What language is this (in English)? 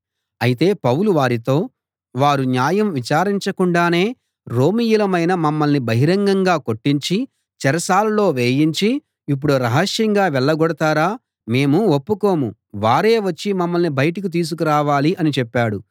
Telugu